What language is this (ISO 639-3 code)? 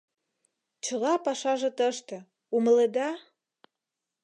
chm